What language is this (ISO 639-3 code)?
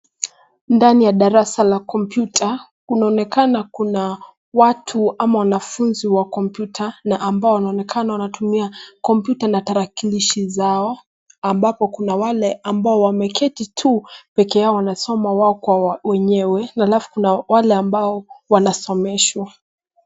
swa